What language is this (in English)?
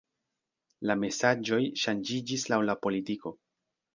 Esperanto